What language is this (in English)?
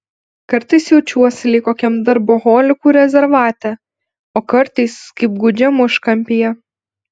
Lithuanian